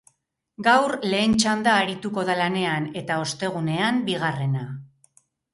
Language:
Basque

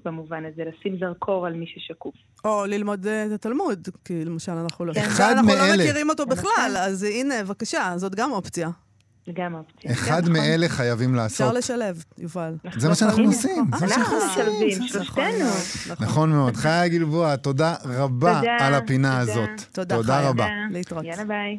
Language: Hebrew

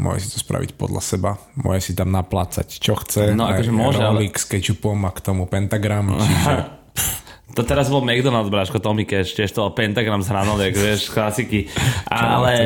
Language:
Slovak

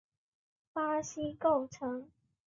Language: Chinese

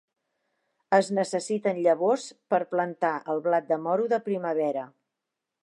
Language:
Catalan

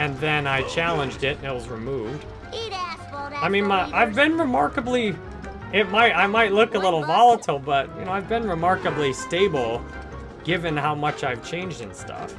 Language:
English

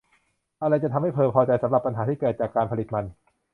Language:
Thai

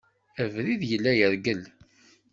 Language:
Kabyle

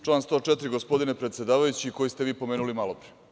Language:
Serbian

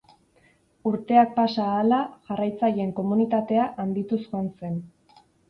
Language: Basque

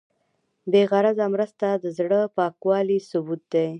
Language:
Pashto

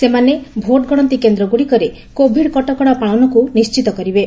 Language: Odia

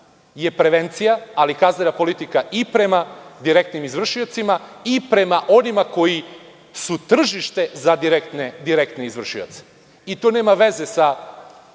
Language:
Serbian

